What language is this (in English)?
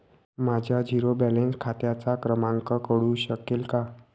Marathi